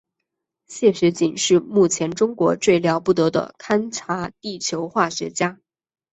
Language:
Chinese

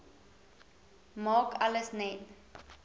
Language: Afrikaans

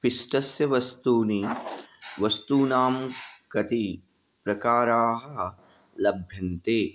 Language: Sanskrit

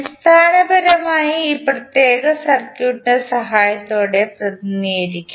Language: Malayalam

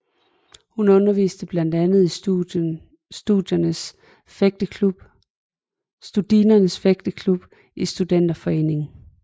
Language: Danish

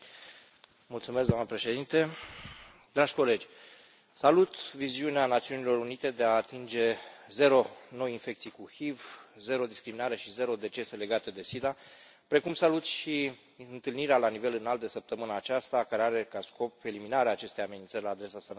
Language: Romanian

